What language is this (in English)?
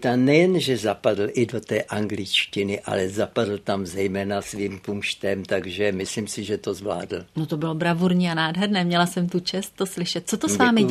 Czech